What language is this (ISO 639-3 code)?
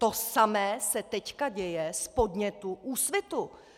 ces